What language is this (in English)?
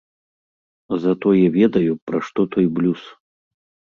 Belarusian